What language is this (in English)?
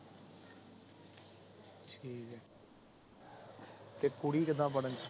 Punjabi